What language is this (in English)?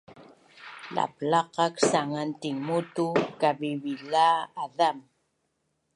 Bunun